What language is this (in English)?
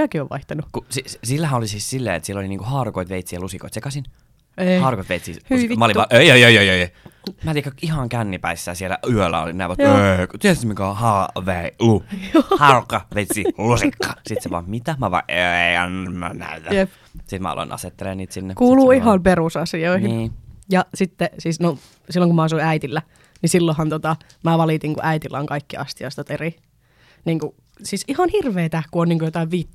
Finnish